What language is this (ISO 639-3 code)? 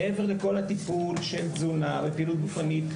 heb